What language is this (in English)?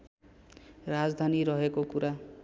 Nepali